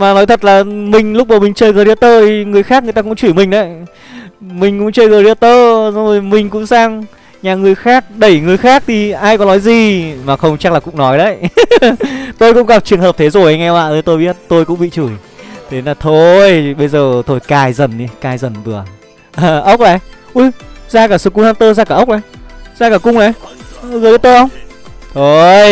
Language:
Vietnamese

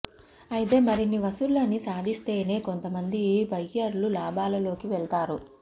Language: Telugu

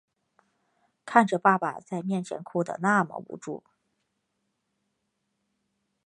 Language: Chinese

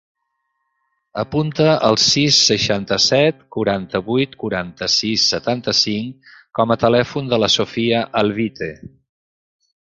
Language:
Catalan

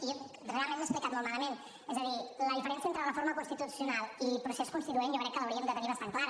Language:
Catalan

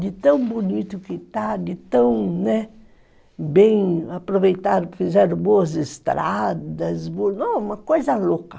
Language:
Portuguese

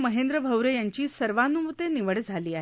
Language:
Marathi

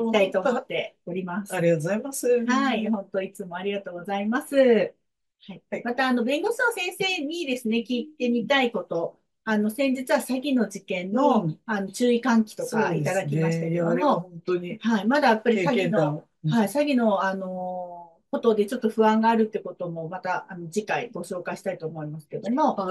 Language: Japanese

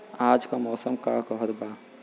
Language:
Bhojpuri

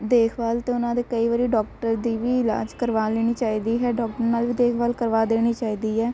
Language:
Punjabi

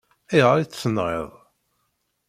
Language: Kabyle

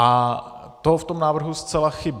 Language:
Czech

